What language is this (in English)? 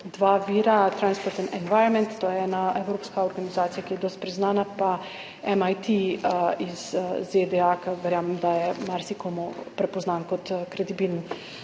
Slovenian